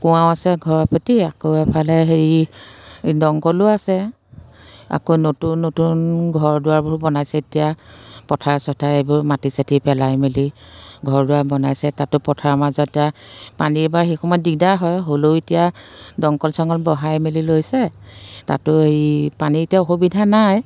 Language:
Assamese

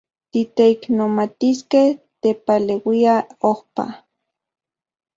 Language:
Central Puebla Nahuatl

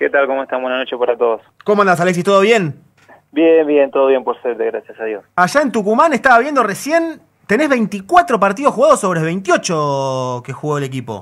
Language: Spanish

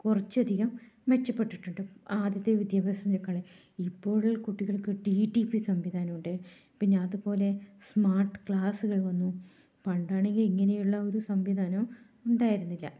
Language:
Malayalam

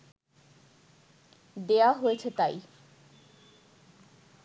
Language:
Bangla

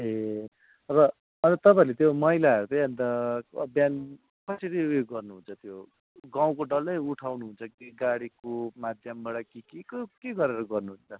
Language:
Nepali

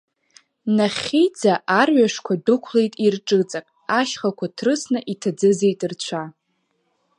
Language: Abkhazian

